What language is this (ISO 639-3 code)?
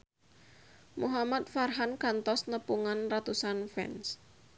sun